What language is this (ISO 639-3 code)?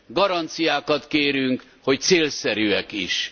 hun